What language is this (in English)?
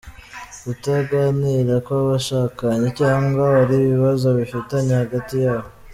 Kinyarwanda